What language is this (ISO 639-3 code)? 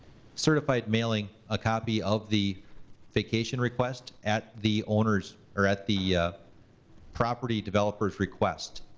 eng